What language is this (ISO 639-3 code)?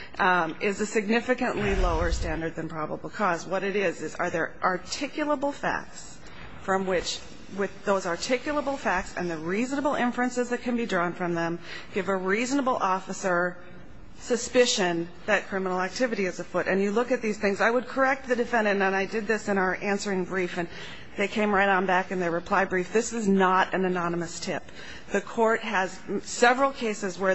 eng